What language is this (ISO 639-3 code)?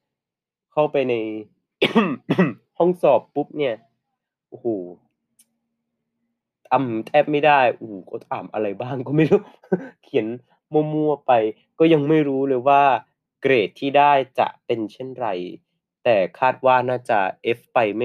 tha